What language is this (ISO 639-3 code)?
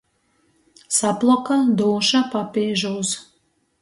ltg